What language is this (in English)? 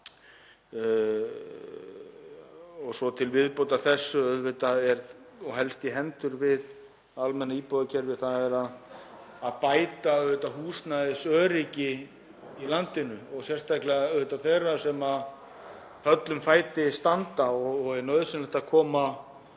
Icelandic